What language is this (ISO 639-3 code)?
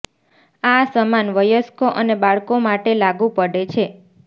guj